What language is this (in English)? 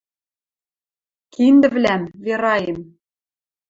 Western Mari